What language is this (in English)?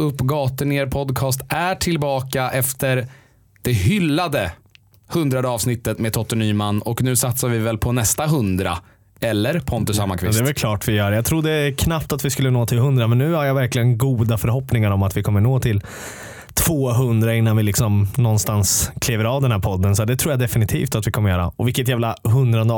Swedish